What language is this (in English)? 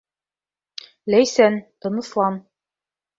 Bashkir